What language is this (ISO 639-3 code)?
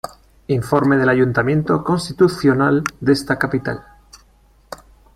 spa